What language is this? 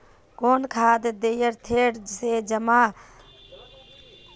Magahi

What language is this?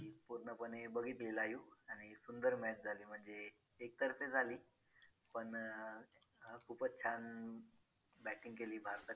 Marathi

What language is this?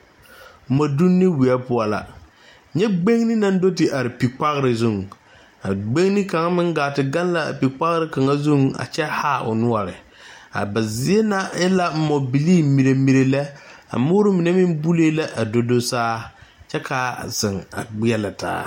Southern Dagaare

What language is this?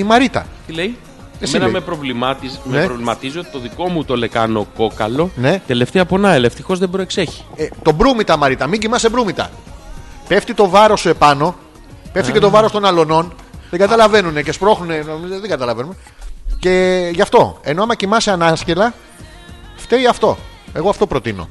Greek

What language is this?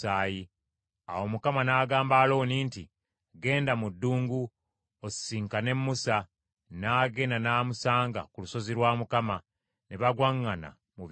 Ganda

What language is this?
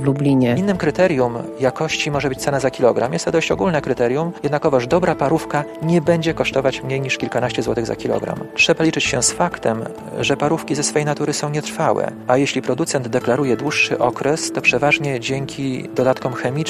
Polish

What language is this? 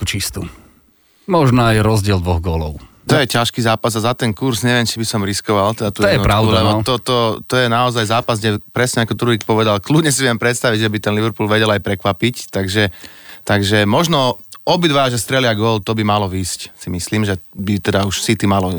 Slovak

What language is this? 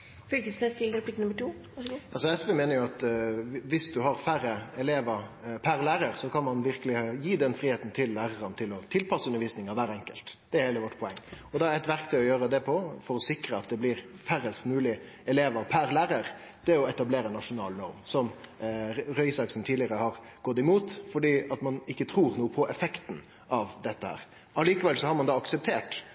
Norwegian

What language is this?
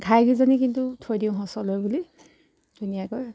Assamese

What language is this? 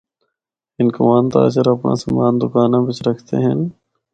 Northern Hindko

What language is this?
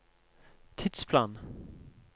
Norwegian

